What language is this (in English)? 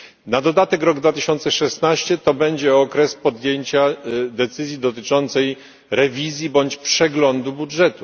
Polish